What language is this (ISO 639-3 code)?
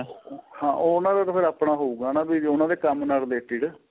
pan